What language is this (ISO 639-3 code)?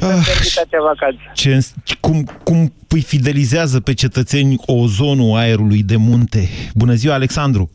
ron